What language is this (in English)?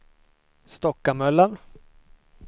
Swedish